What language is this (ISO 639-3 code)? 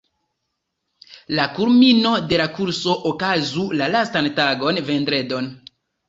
epo